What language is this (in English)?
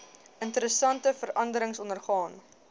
Afrikaans